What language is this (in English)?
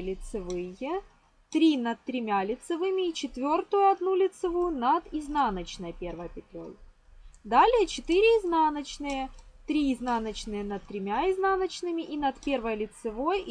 Russian